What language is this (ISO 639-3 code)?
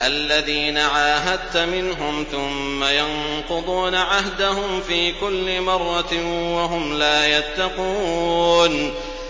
ara